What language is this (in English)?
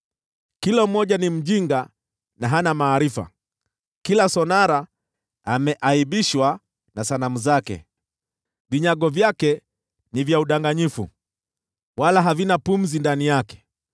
Swahili